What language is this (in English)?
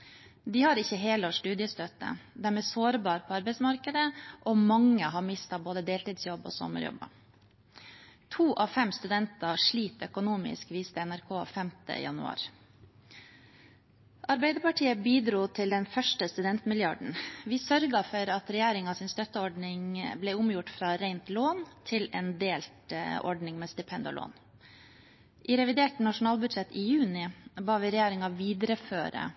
Norwegian Bokmål